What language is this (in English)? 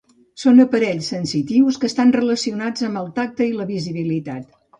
Catalan